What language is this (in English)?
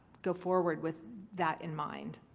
English